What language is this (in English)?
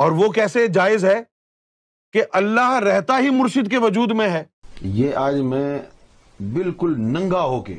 Hindi